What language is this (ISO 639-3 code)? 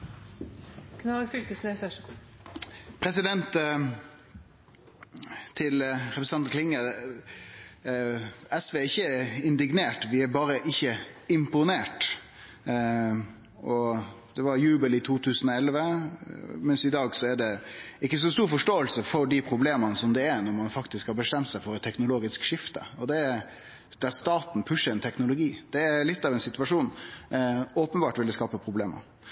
nno